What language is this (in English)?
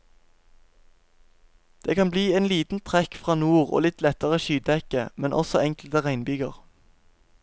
Norwegian